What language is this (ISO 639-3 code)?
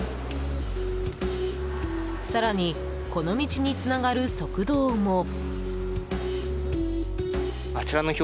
jpn